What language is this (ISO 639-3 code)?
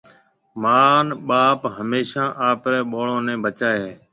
mve